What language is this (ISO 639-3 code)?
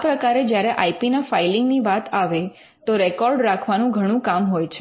guj